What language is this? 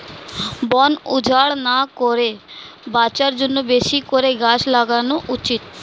Bangla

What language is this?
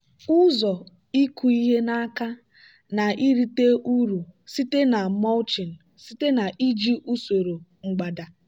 Igbo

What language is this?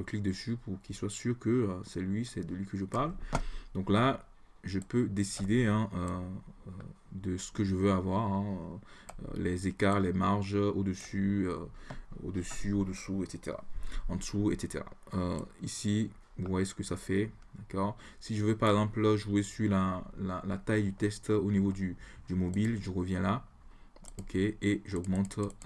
French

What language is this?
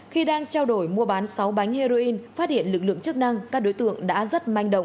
Vietnamese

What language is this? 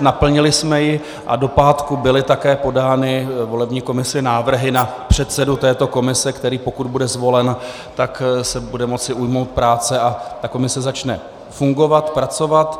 Czech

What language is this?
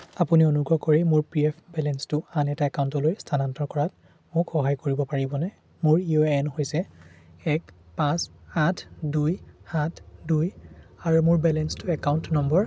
Assamese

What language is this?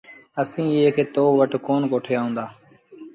Sindhi Bhil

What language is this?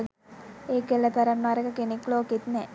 Sinhala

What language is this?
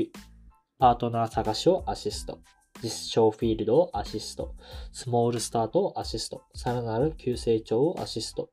Japanese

